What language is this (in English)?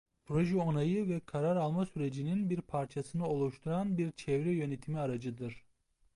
Turkish